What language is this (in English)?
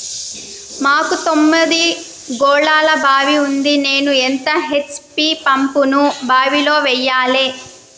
Telugu